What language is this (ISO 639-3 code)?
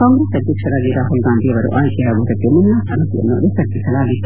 kan